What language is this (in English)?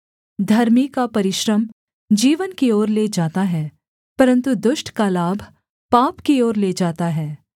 Hindi